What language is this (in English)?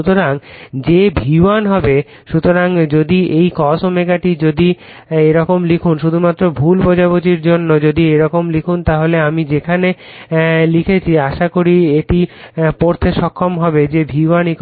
Bangla